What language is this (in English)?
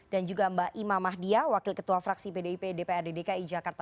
Indonesian